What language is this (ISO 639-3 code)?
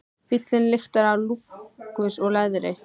isl